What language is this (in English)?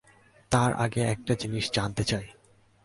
Bangla